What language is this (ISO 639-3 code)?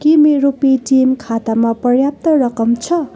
nep